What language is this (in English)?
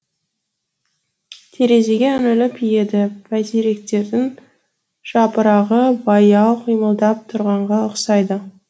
Kazakh